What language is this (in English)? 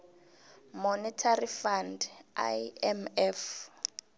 South Ndebele